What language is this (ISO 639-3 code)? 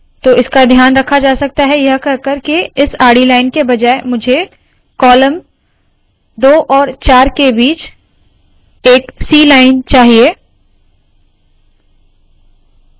hin